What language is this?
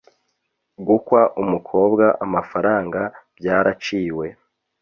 Kinyarwanda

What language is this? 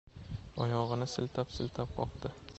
Uzbek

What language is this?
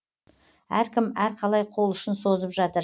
Kazakh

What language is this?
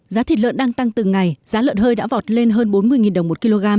Vietnamese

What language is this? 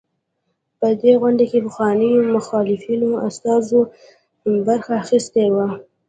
Pashto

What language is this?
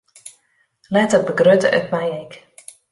Western Frisian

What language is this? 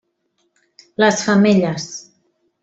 Catalan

